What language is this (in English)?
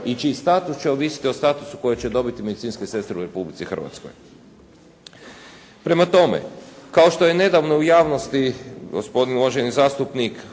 Croatian